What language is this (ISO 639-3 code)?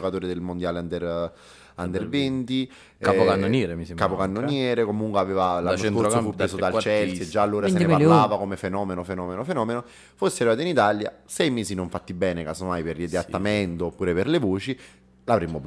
ita